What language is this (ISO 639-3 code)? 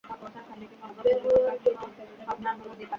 ben